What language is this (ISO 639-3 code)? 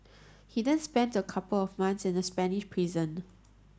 eng